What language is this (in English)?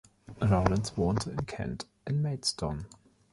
German